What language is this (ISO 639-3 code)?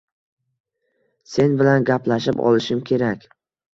uzb